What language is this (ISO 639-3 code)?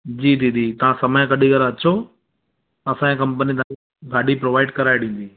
snd